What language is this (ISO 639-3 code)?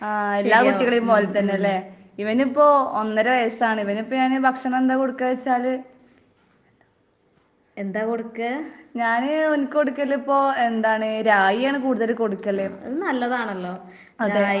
mal